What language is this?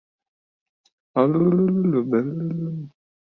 Uzbek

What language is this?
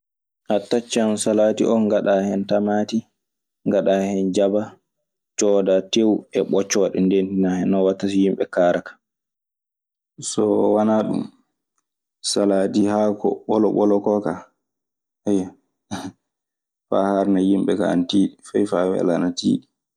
Maasina Fulfulde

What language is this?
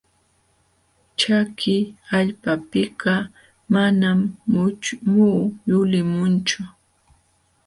Jauja Wanca Quechua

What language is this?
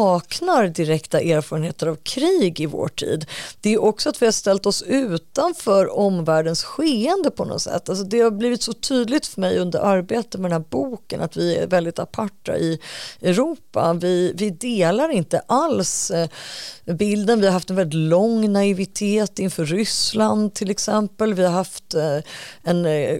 Swedish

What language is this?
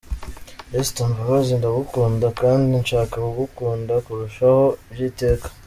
Kinyarwanda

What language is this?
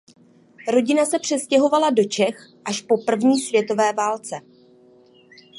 Czech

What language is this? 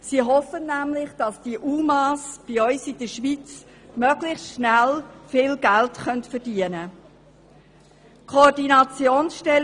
Swiss German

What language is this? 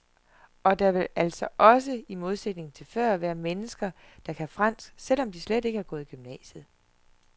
Danish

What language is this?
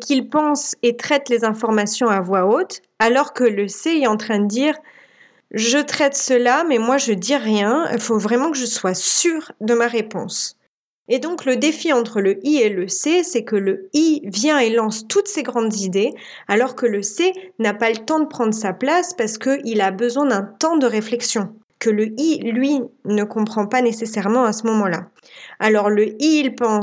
French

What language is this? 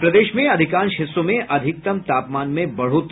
Hindi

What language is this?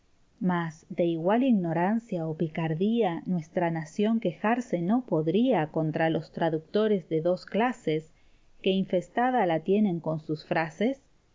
Spanish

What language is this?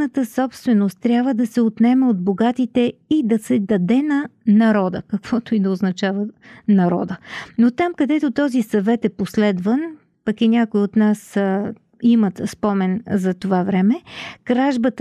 Bulgarian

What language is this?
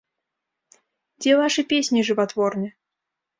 Belarusian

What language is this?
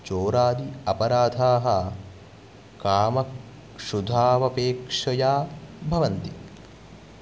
Sanskrit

